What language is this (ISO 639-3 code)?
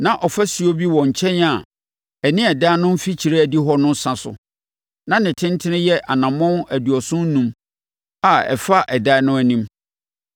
aka